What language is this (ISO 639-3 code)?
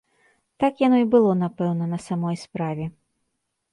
bel